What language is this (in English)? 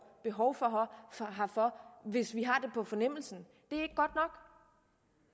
Danish